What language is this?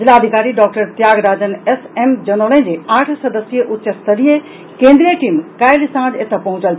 Maithili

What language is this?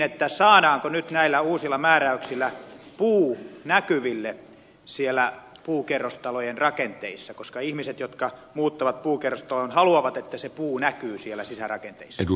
Finnish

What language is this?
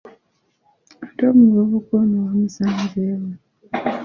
Ganda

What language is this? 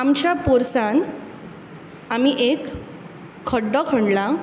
Konkani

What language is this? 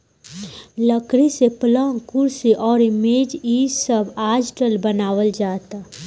Bhojpuri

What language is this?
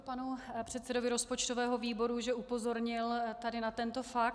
Czech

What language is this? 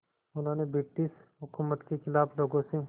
Hindi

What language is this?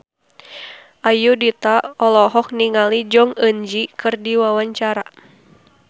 Sundanese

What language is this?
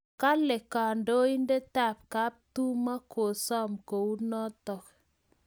Kalenjin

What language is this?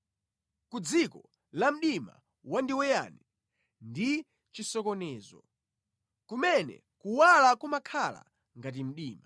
Nyanja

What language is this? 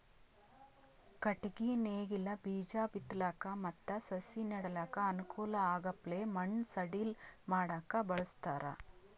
Kannada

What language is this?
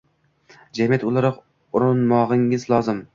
Uzbek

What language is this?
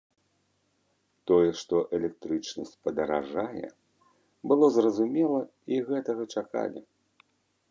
Belarusian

